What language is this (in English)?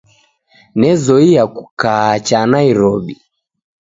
Taita